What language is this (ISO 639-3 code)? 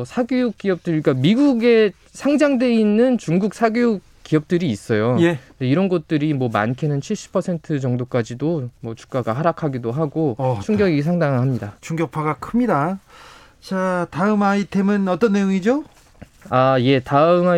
kor